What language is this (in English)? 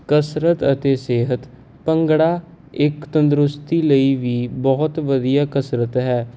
Punjabi